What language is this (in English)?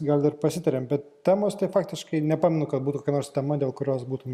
Lithuanian